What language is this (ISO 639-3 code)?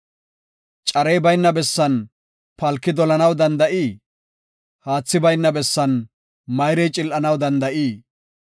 gof